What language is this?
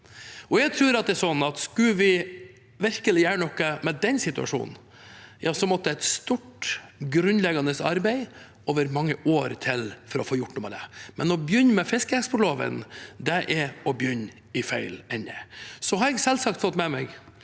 Norwegian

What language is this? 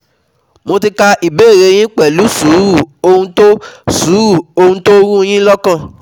Yoruba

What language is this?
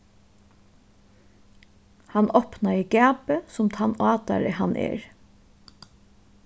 Faroese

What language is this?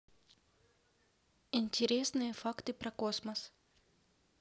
Russian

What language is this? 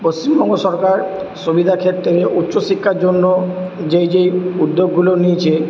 Bangla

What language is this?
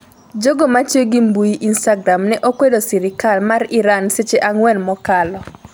Luo (Kenya and Tanzania)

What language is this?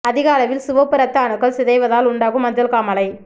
Tamil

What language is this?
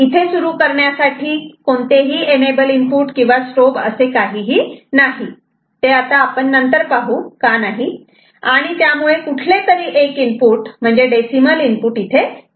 Marathi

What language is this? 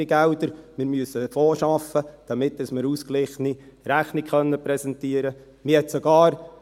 Swiss German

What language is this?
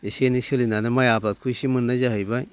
Bodo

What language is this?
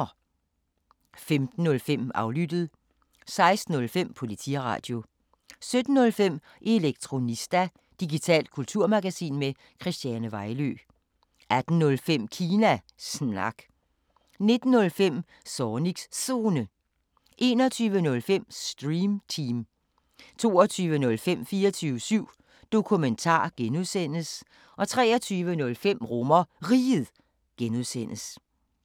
Danish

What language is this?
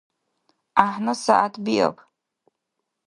Dargwa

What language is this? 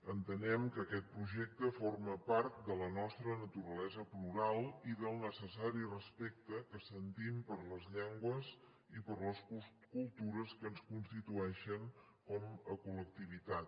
Catalan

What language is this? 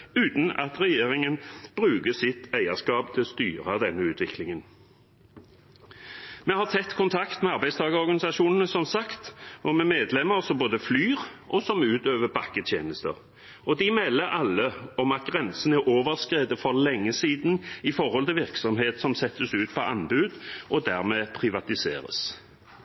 Norwegian Bokmål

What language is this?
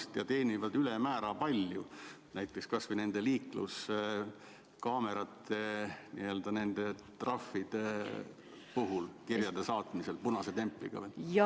Estonian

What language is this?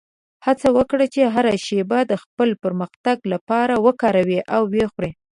Pashto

